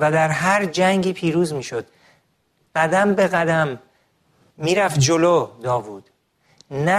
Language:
Persian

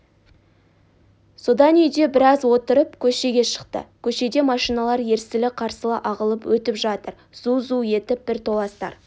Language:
Kazakh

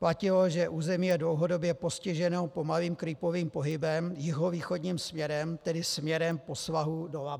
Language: Czech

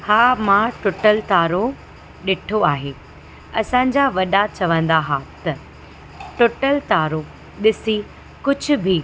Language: Sindhi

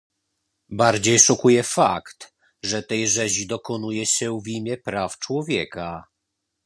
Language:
Polish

